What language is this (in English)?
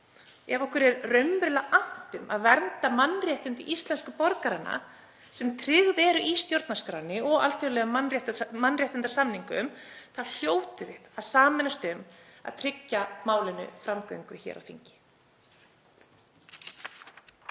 Icelandic